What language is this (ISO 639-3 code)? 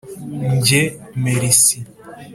kin